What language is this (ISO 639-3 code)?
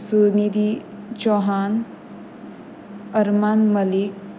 kok